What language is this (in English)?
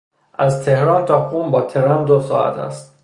Persian